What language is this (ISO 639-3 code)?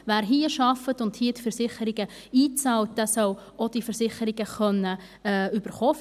gsw